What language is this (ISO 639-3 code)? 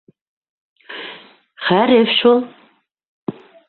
bak